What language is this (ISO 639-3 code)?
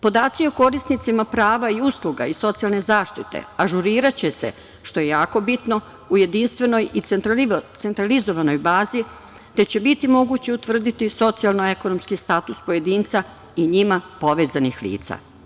srp